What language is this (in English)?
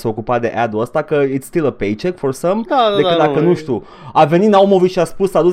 Romanian